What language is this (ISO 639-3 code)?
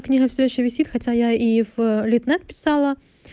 rus